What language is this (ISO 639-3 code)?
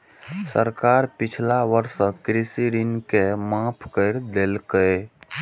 mai